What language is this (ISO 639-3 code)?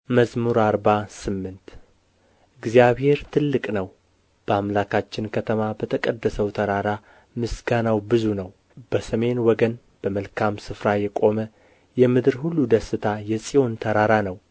amh